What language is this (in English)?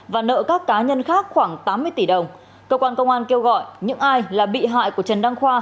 Vietnamese